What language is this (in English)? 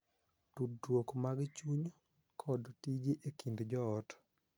Luo (Kenya and Tanzania)